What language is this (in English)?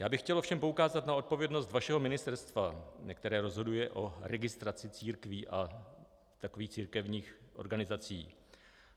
Czech